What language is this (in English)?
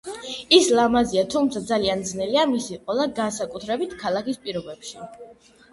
Georgian